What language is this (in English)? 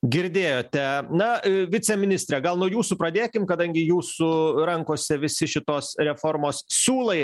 Lithuanian